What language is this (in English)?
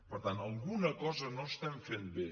Catalan